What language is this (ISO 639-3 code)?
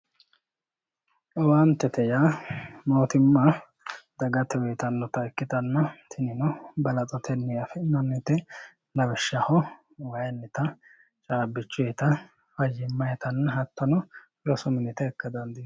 sid